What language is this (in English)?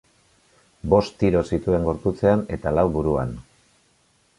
Basque